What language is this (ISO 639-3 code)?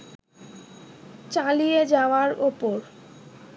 ben